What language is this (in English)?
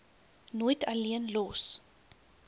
Afrikaans